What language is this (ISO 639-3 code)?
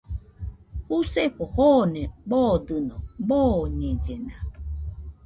hux